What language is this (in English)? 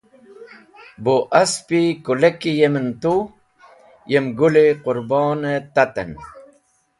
Wakhi